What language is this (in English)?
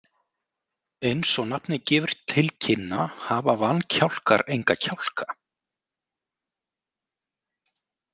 Icelandic